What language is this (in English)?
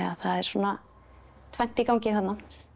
Icelandic